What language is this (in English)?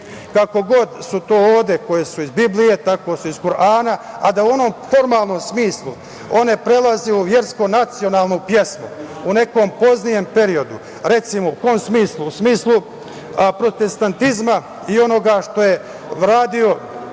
Serbian